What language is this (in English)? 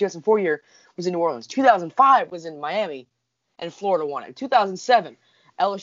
English